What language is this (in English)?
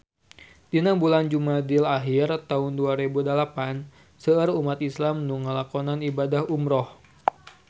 Sundanese